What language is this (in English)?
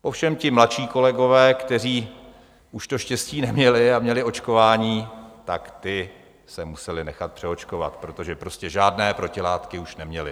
Czech